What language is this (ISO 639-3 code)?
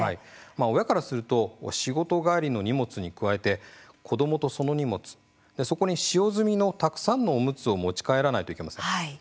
jpn